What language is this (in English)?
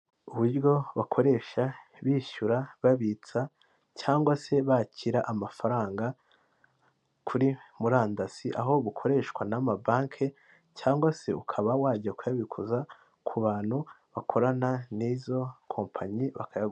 Kinyarwanda